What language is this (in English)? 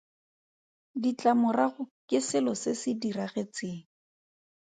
Tswana